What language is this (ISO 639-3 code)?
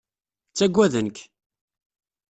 kab